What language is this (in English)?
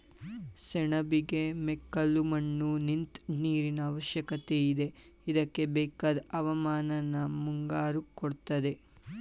Kannada